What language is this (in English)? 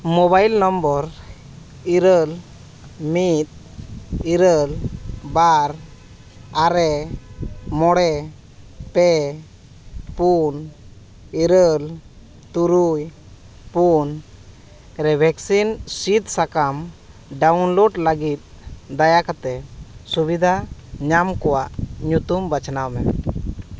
Santali